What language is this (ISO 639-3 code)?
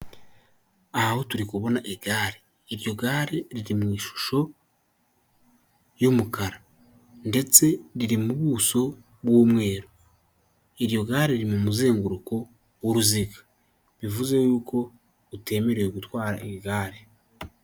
kin